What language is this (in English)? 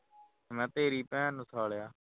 Punjabi